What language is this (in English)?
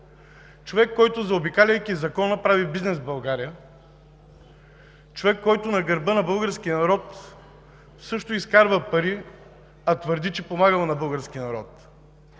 Bulgarian